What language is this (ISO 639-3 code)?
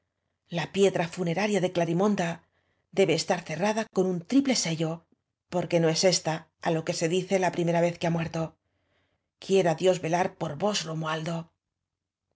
spa